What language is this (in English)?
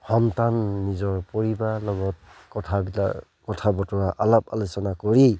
Assamese